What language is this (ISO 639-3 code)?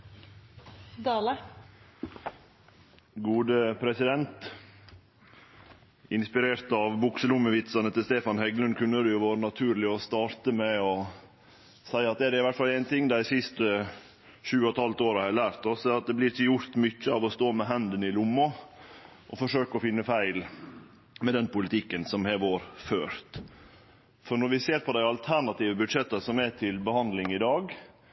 nno